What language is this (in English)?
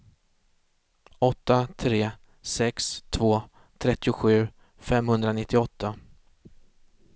Swedish